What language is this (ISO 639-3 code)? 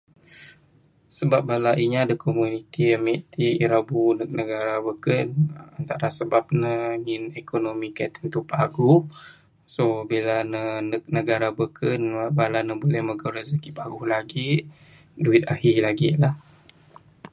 sdo